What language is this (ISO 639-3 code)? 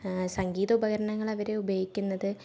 mal